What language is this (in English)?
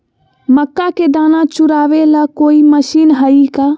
Magahi